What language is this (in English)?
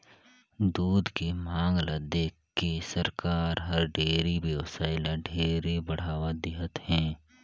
Chhattisgarhi